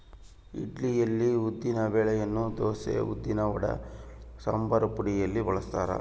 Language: Kannada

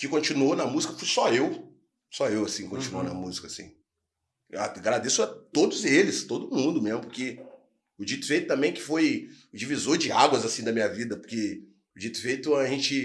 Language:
Portuguese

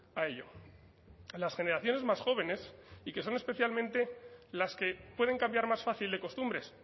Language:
Spanish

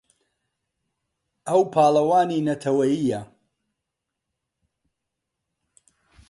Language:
Central Kurdish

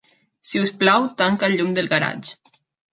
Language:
Catalan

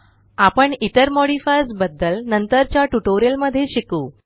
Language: Marathi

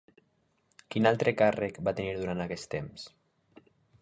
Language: Catalan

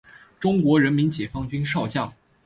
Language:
Chinese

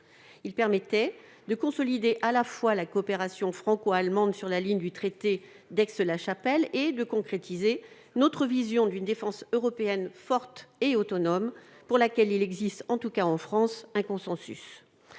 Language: French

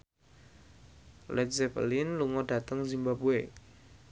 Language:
Javanese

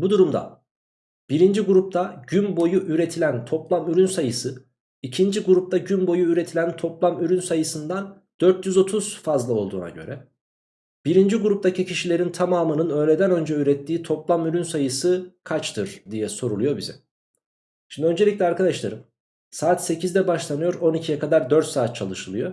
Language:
Turkish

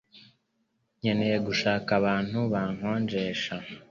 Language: Kinyarwanda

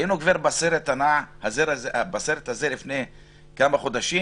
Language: Hebrew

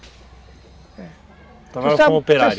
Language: Portuguese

